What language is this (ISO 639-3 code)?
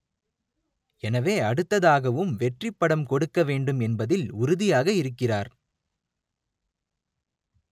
tam